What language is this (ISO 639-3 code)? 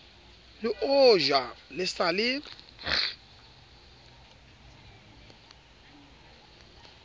sot